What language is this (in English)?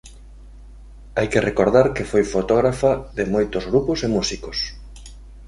Galician